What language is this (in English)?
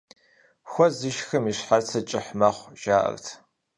Kabardian